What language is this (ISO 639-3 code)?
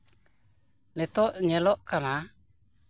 sat